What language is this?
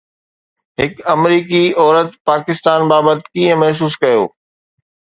Sindhi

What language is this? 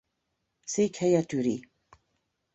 Hungarian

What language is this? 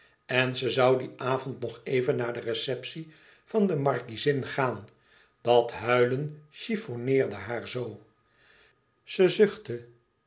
Dutch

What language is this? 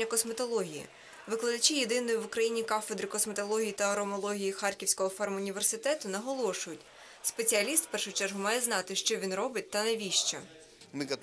Ukrainian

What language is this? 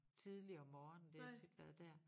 Danish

